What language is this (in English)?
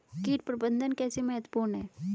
Hindi